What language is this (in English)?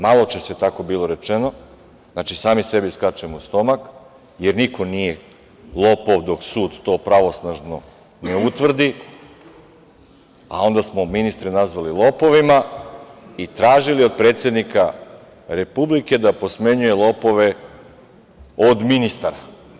Serbian